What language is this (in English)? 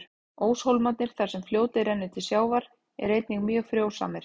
Icelandic